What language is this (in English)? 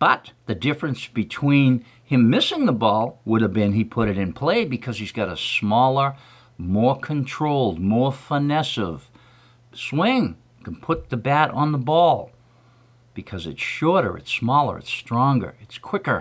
English